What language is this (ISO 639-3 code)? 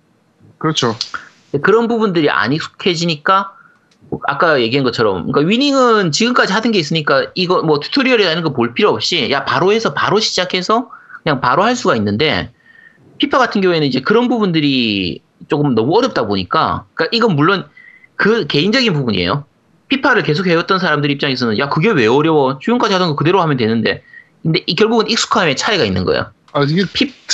kor